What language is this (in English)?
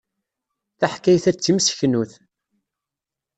Kabyle